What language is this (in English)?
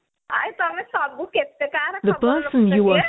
Odia